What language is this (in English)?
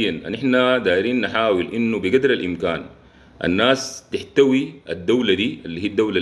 Arabic